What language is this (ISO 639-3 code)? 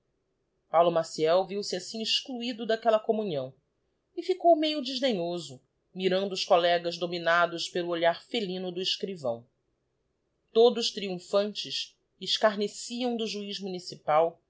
por